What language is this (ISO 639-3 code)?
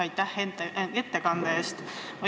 est